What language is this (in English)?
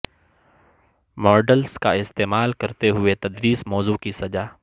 Urdu